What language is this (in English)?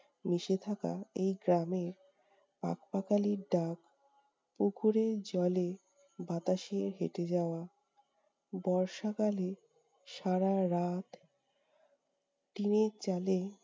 Bangla